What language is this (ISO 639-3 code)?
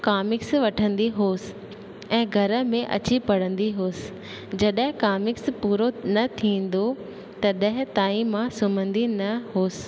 snd